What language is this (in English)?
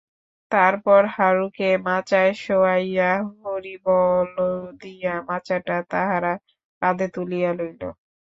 Bangla